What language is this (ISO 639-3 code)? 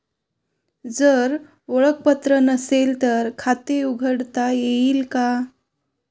mar